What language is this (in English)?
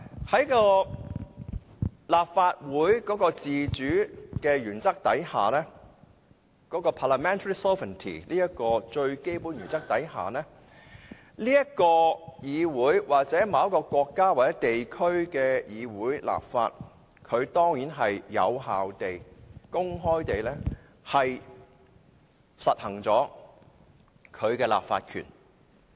Cantonese